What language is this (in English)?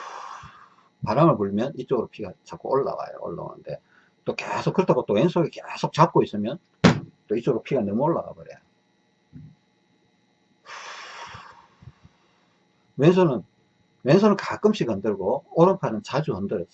Korean